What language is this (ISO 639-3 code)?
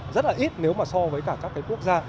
vie